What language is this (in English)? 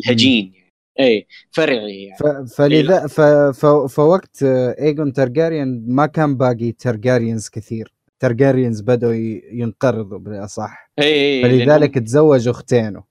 Arabic